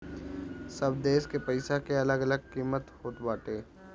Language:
Bhojpuri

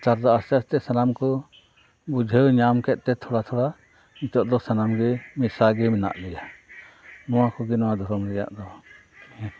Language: Santali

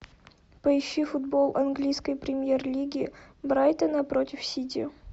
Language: Russian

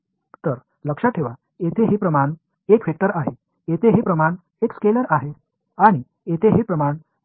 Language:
Marathi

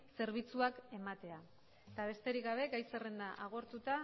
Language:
Basque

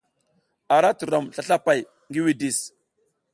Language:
South Giziga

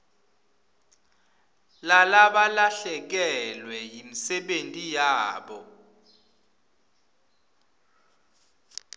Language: Swati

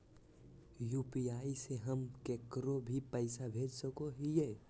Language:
Magahi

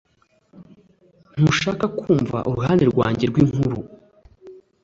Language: Kinyarwanda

